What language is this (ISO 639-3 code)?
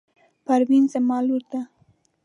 pus